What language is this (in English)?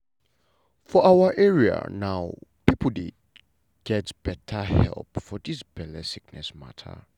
Nigerian Pidgin